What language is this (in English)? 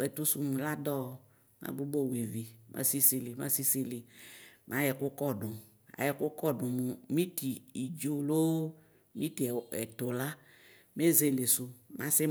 Ikposo